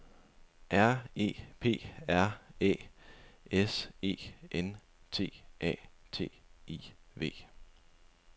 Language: Danish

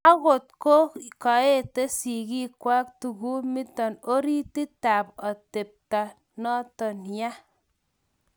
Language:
Kalenjin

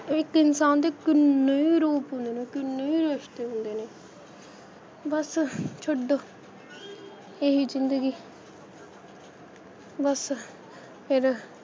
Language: Punjabi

